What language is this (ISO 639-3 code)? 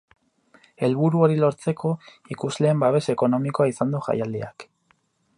eus